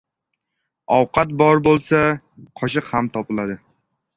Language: Uzbek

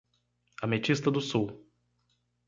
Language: Portuguese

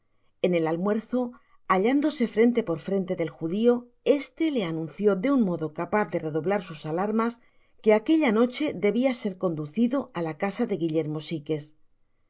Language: Spanish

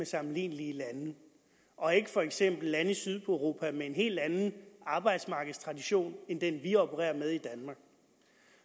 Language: Danish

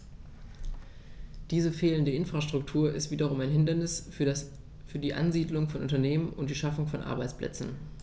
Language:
German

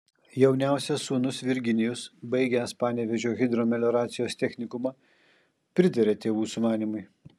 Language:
Lithuanian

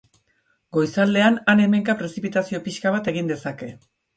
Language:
Basque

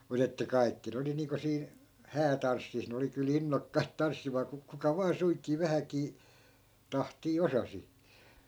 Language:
Finnish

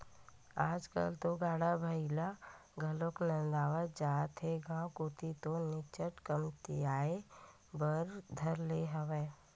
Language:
Chhattisgarhi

